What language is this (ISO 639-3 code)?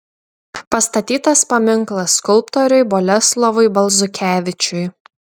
lit